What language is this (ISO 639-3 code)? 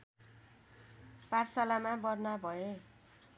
nep